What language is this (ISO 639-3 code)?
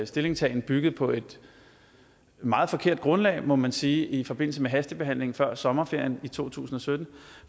dan